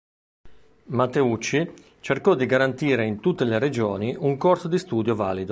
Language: Italian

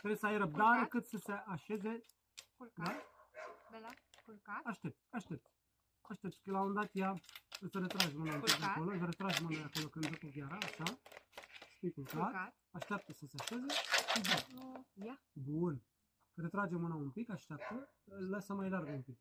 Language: Romanian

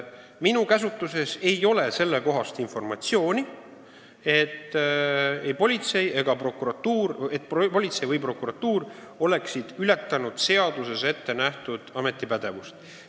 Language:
Estonian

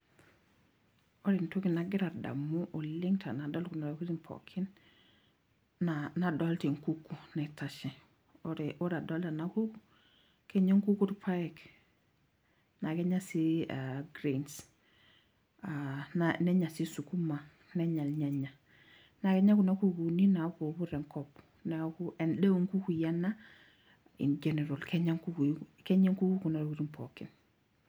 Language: Masai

